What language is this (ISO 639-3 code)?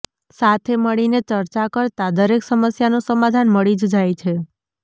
guj